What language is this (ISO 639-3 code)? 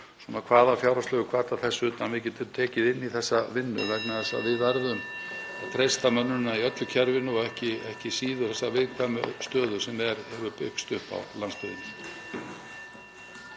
isl